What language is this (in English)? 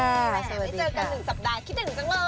Thai